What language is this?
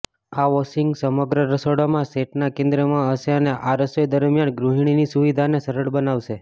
Gujarati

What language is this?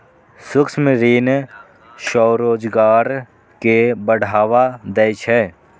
Maithili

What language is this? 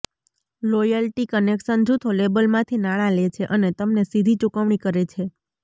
Gujarati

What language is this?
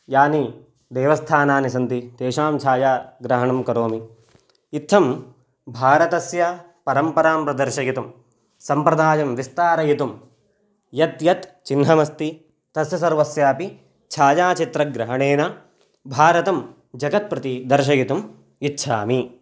Sanskrit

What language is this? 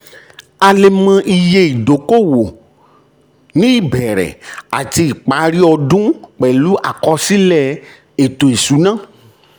Yoruba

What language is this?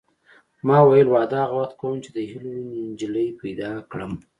Pashto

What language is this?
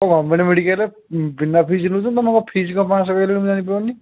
Odia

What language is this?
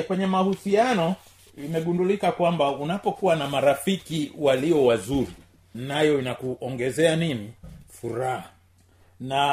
Swahili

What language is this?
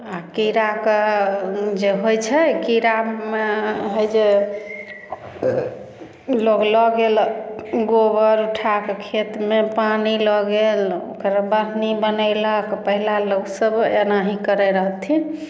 Maithili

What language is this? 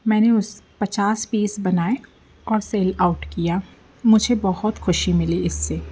Hindi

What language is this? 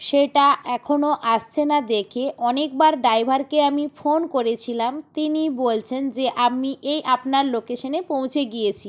Bangla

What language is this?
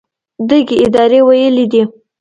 Pashto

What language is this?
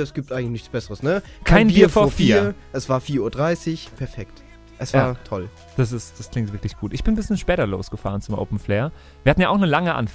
German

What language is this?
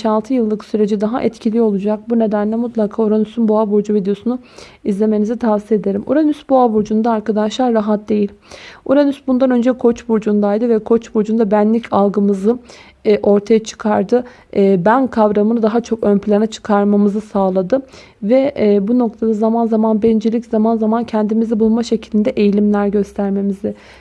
Turkish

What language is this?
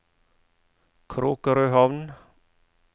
Norwegian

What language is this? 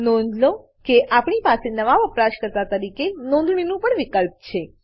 Gujarati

